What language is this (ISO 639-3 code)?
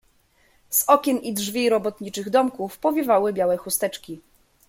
pol